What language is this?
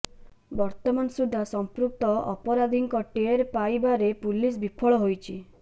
Odia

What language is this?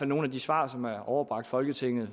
Danish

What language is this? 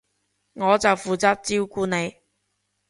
Cantonese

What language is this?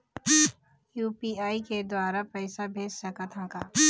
Chhattisgarhi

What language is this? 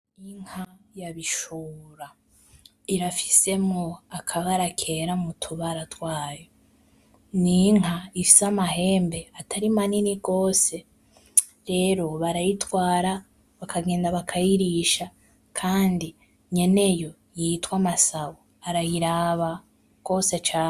Rundi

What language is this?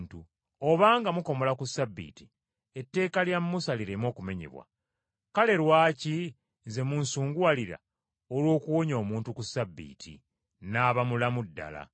Ganda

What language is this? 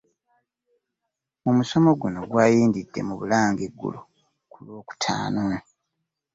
Ganda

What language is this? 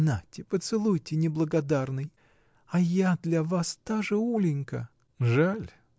Russian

